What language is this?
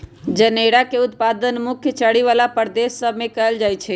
Magahi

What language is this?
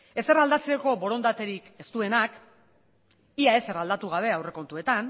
Basque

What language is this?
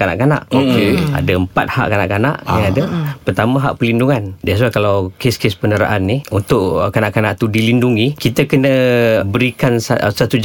Malay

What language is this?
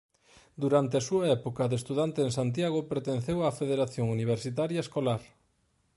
Galician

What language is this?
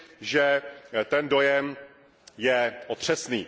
Czech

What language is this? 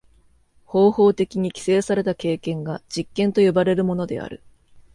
Japanese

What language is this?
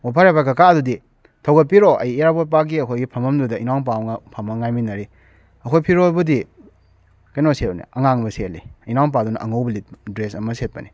Manipuri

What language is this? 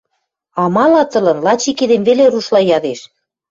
Western Mari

